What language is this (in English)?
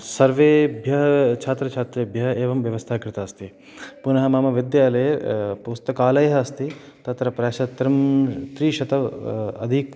Sanskrit